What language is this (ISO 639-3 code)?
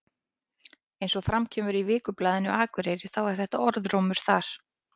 isl